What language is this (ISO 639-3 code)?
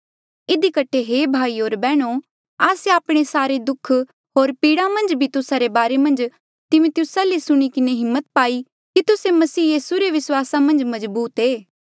mjl